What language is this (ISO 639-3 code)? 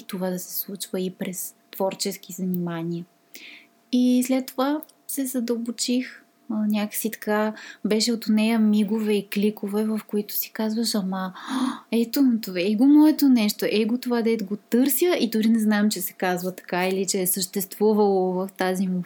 bul